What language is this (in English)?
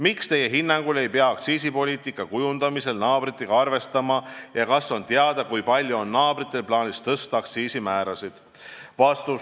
Estonian